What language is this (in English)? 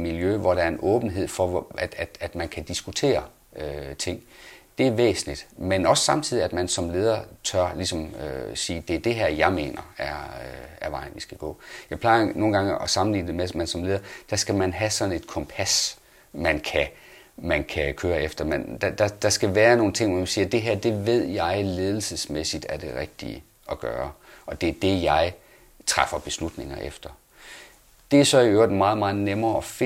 Danish